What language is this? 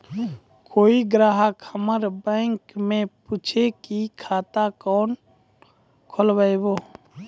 Maithili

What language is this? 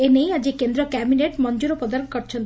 Odia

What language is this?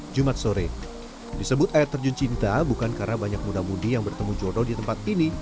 Indonesian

